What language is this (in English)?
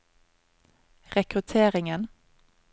Norwegian